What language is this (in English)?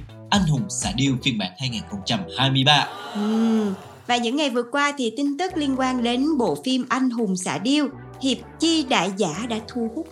Vietnamese